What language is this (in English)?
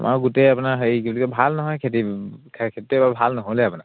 Assamese